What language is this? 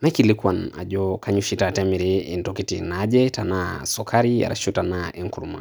Masai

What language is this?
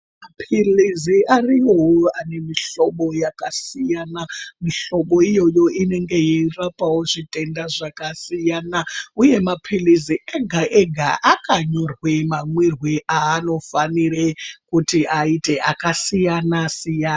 Ndau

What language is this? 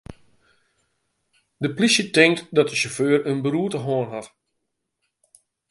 Western Frisian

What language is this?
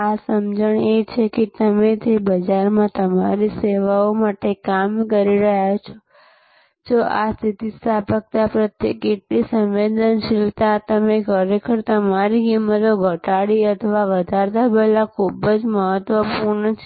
Gujarati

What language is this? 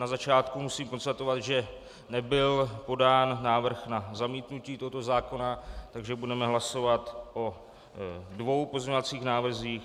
Czech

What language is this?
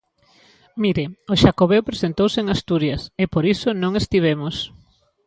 Galician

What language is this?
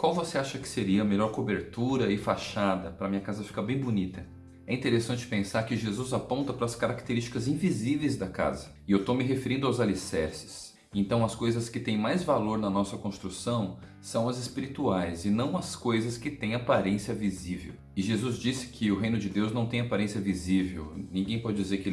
Portuguese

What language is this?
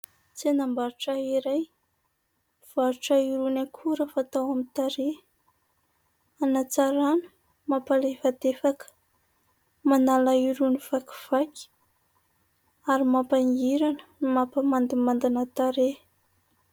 Malagasy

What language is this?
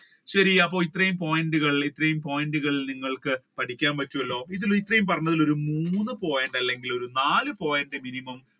Malayalam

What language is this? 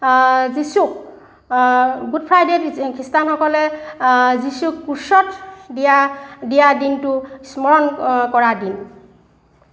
Assamese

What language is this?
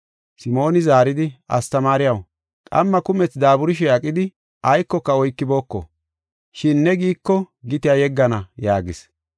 Gofa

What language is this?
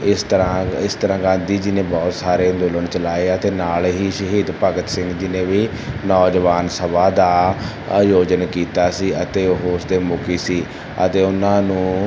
Punjabi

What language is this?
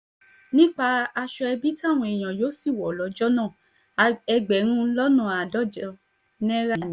Yoruba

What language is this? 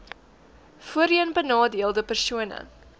Afrikaans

